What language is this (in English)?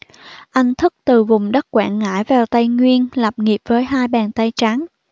Vietnamese